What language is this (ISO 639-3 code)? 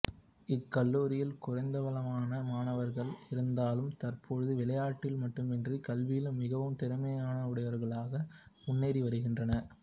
tam